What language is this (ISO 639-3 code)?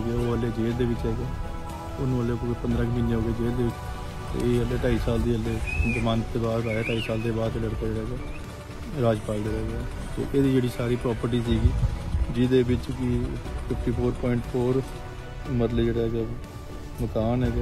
pan